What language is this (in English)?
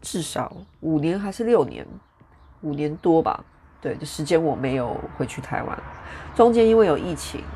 Chinese